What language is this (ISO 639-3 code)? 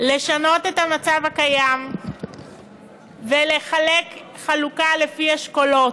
heb